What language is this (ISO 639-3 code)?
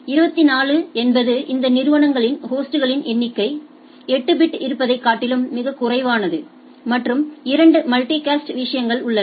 tam